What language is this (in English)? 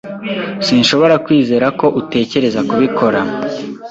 Kinyarwanda